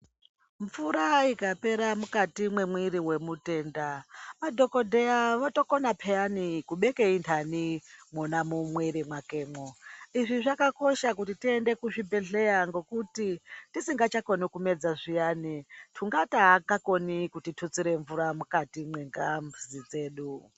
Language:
Ndau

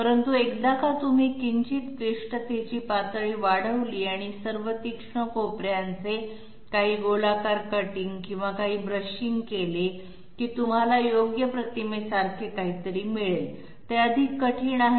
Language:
Marathi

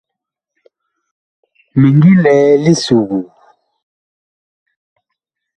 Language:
Bakoko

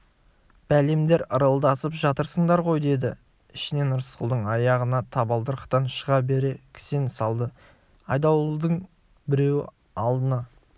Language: Kazakh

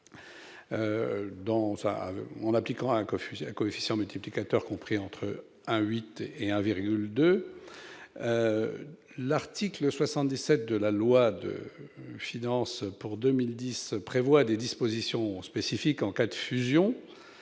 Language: French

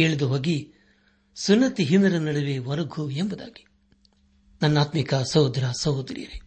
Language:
Kannada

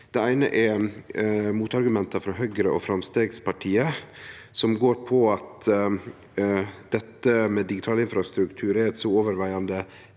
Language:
Norwegian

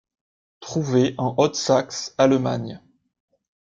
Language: French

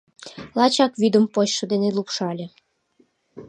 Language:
Mari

